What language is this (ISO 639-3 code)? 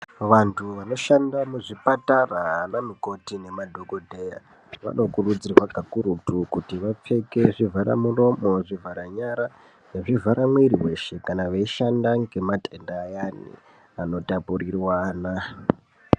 ndc